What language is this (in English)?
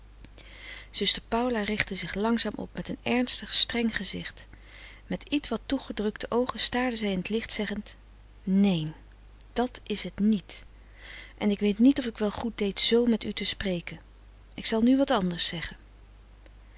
Dutch